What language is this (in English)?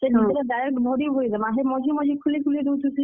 Odia